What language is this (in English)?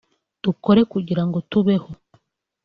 Kinyarwanda